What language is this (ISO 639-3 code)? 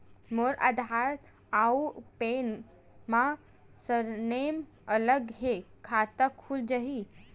hne